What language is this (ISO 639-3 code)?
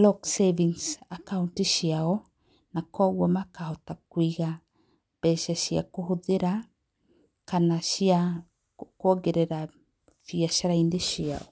kik